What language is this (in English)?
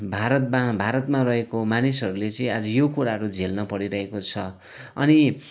Nepali